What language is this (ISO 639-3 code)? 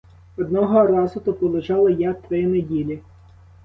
ukr